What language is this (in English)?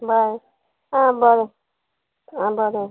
Konkani